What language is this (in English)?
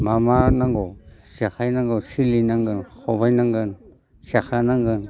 Bodo